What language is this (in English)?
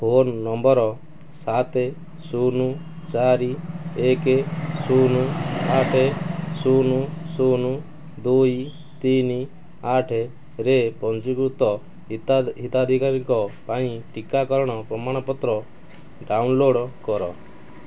Odia